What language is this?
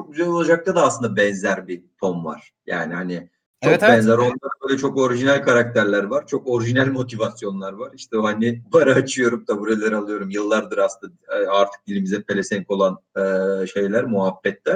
Turkish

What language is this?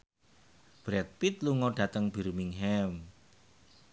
Javanese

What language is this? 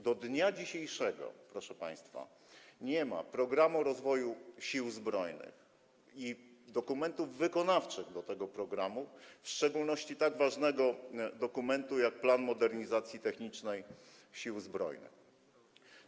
Polish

